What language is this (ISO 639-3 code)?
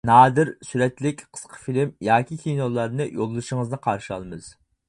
uig